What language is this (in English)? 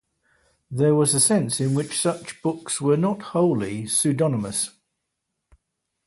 English